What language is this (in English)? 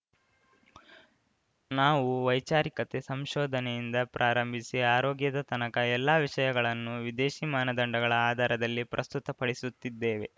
Kannada